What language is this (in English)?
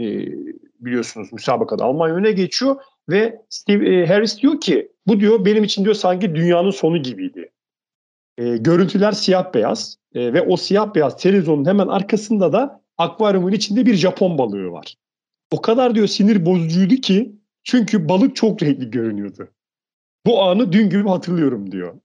Turkish